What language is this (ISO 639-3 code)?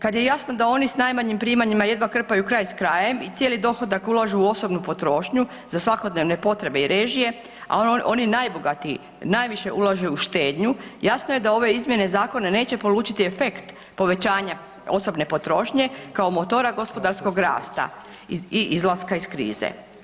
hrv